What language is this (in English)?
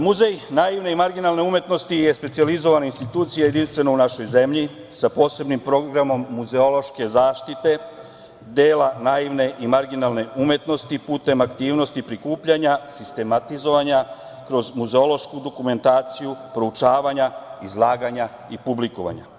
Serbian